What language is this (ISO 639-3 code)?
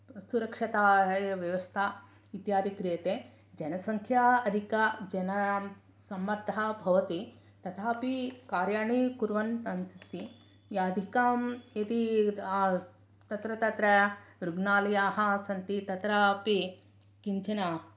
san